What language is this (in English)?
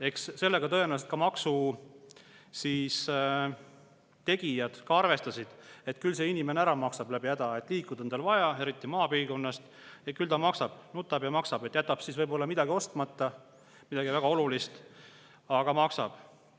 Estonian